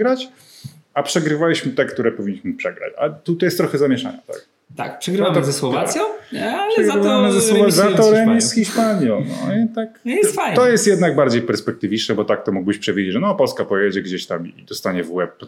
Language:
Polish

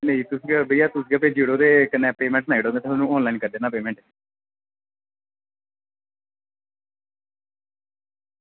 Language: Dogri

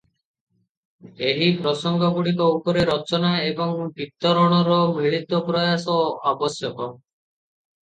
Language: Odia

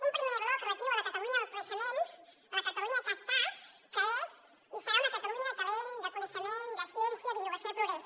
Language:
Catalan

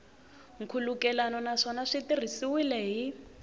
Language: Tsonga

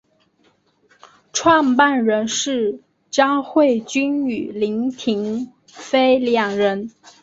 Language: Chinese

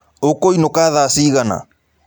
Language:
Kikuyu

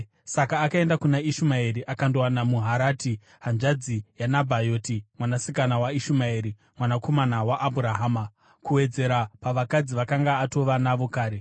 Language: Shona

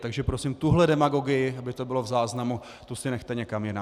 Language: Czech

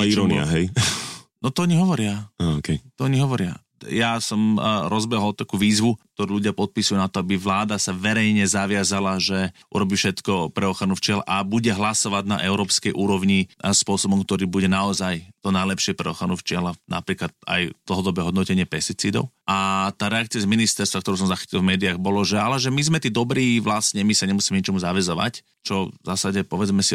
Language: Slovak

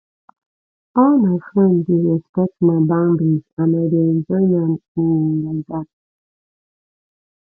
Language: Nigerian Pidgin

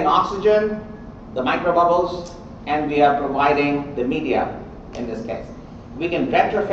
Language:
English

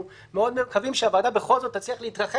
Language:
Hebrew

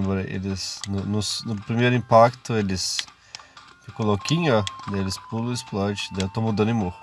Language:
Portuguese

